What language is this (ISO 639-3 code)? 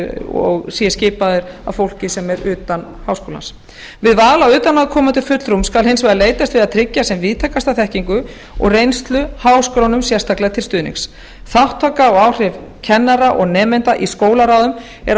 isl